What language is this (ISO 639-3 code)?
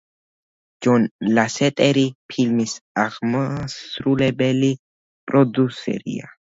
kat